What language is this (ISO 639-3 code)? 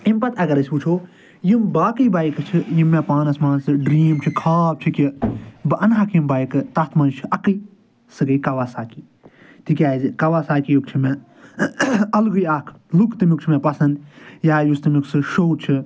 kas